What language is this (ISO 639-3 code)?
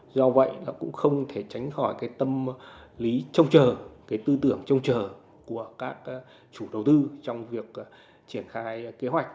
vie